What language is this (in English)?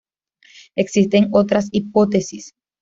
Spanish